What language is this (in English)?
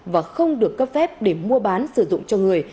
Vietnamese